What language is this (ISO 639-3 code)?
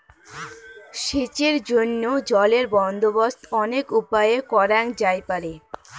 ben